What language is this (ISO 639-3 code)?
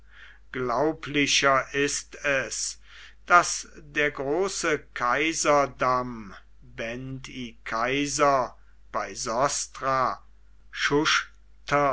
deu